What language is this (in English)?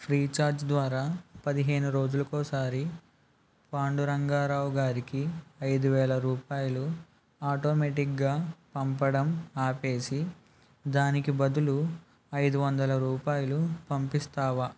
Telugu